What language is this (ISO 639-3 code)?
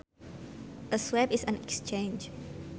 sun